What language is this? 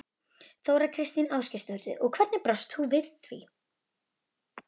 Icelandic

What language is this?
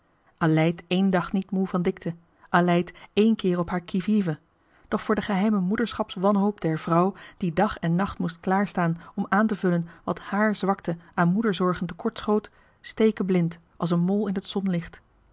Dutch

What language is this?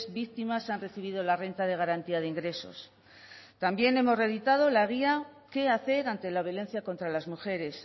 Spanish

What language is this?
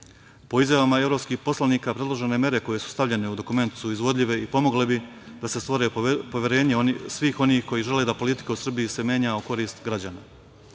Serbian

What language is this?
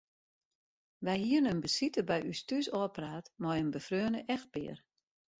Western Frisian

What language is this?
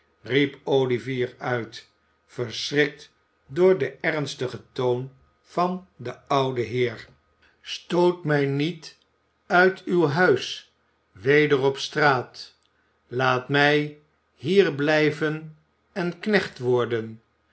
Dutch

